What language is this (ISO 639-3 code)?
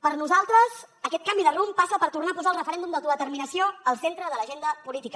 cat